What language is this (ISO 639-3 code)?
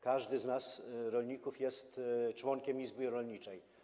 pol